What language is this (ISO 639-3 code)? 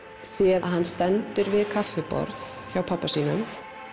isl